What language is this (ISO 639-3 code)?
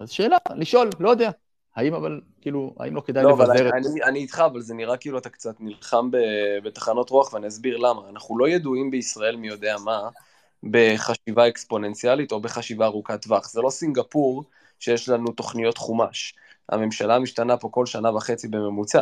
heb